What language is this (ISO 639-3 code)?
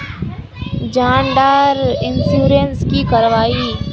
mag